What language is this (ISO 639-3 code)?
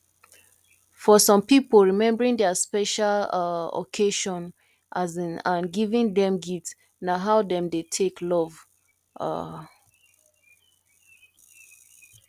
pcm